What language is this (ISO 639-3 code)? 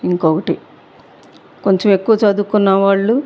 tel